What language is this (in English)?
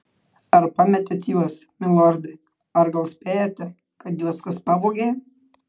Lithuanian